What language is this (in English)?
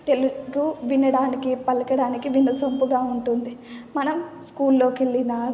Telugu